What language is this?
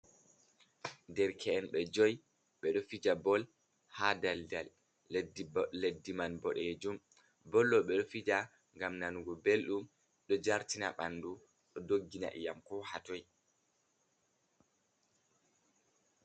Fula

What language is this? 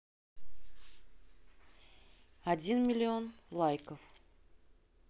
Russian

